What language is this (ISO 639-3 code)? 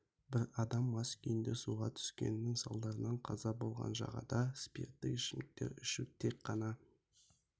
kaz